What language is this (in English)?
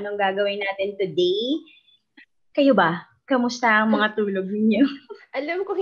Filipino